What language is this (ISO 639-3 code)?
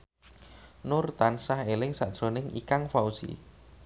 jav